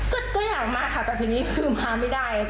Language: Thai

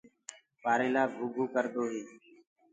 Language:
Gurgula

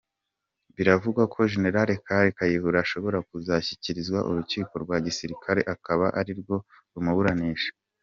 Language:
Kinyarwanda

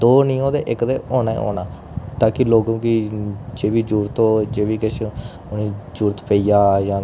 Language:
Dogri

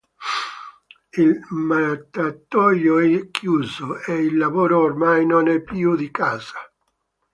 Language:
Italian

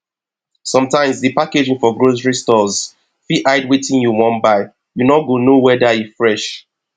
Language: Nigerian Pidgin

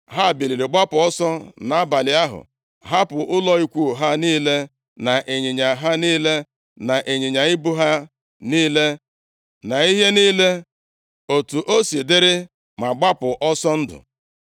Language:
Igbo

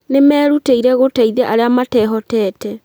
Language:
Kikuyu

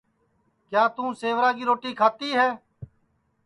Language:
Sansi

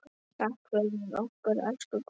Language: Icelandic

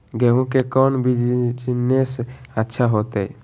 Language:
Magahi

